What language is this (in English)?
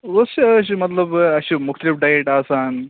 Kashmiri